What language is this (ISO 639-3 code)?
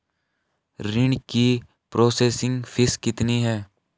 hin